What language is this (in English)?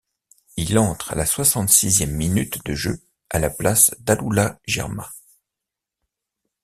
French